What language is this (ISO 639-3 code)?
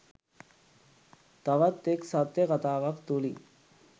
sin